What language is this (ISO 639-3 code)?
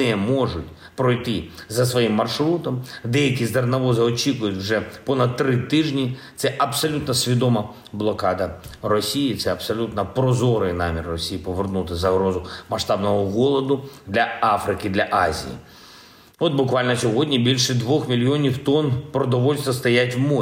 ukr